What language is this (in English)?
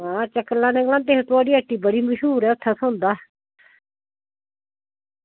Dogri